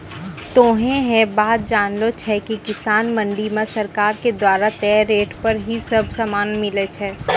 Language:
Maithili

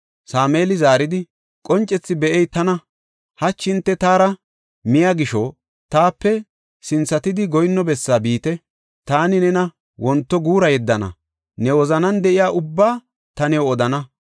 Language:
Gofa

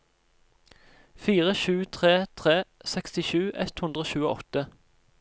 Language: Norwegian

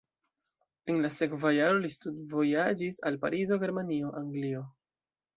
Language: Esperanto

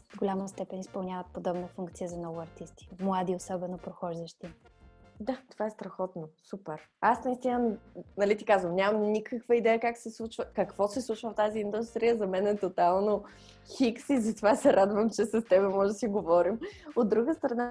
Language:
Bulgarian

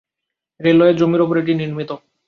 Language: Bangla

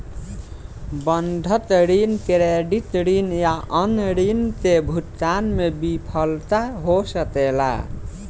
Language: Bhojpuri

